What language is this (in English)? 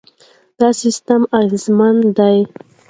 Pashto